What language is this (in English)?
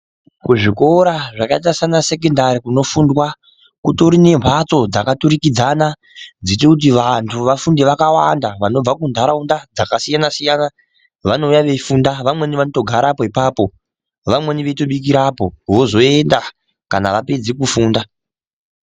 Ndau